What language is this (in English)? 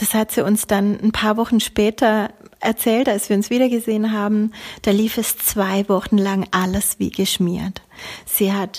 German